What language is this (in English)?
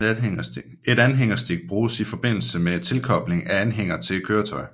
Danish